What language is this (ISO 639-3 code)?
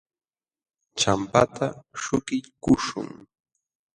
qxw